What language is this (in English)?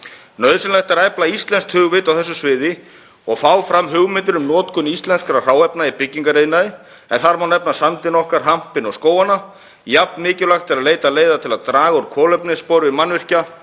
Icelandic